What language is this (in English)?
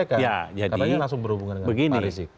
Indonesian